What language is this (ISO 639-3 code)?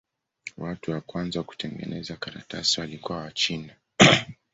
swa